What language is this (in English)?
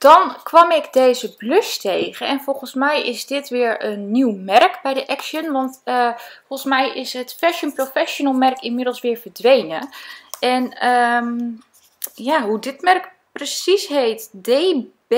Dutch